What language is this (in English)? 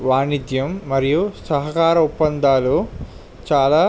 Telugu